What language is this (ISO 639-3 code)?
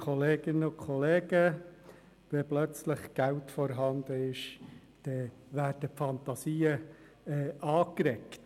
gsw